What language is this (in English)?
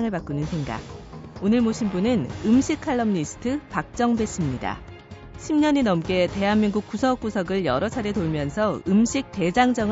Korean